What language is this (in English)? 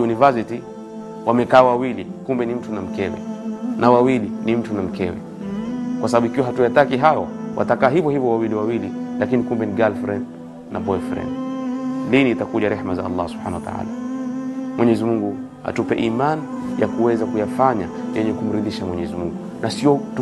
Swahili